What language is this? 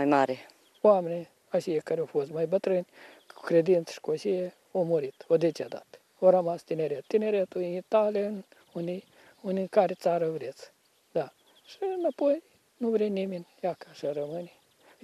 Romanian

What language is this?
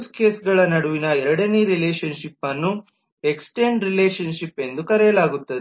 Kannada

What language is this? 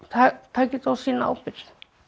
Icelandic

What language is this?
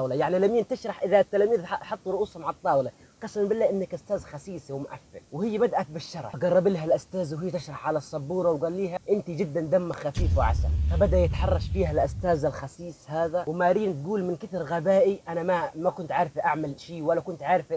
Arabic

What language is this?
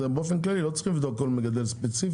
Hebrew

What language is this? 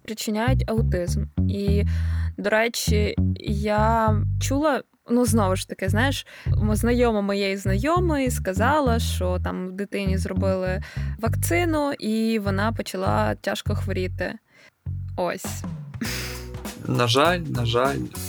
Ukrainian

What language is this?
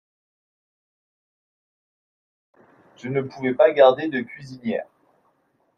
French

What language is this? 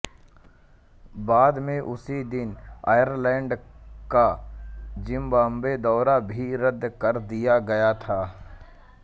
Hindi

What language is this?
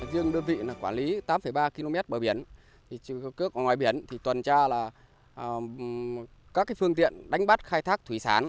Vietnamese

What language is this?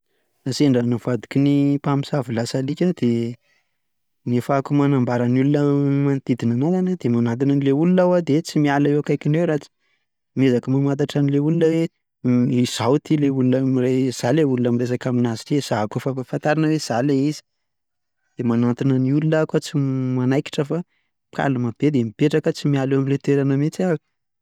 Malagasy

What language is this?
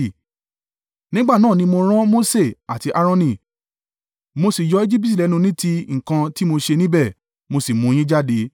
Yoruba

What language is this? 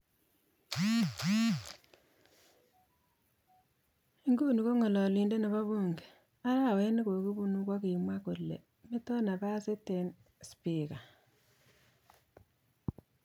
Kalenjin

